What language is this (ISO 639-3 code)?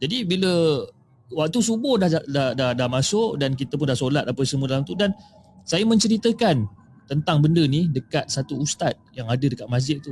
msa